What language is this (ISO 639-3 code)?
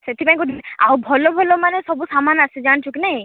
ori